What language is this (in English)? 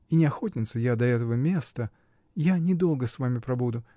Russian